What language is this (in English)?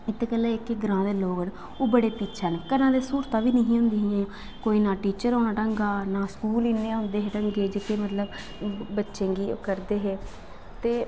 Dogri